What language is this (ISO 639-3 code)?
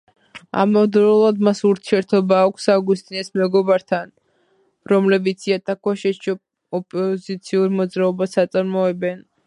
kat